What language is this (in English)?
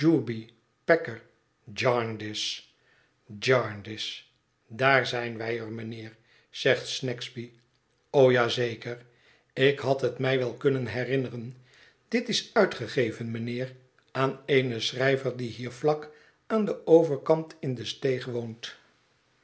Dutch